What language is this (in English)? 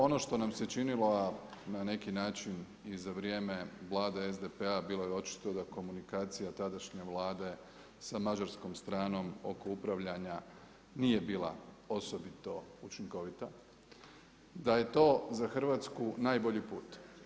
Croatian